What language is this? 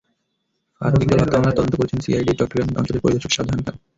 Bangla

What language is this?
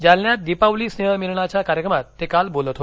Marathi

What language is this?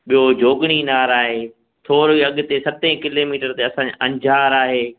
Sindhi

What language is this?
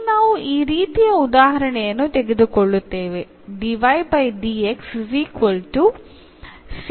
Kannada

